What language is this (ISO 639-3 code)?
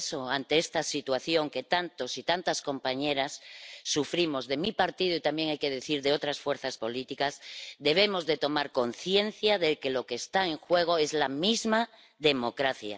spa